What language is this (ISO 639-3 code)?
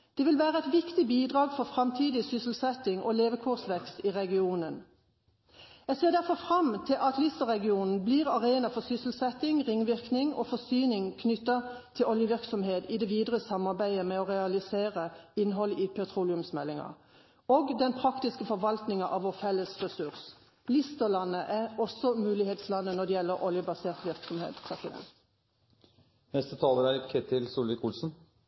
nob